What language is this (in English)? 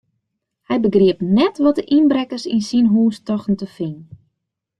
Western Frisian